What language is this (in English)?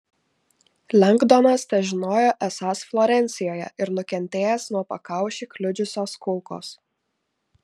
Lithuanian